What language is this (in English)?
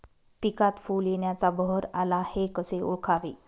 Marathi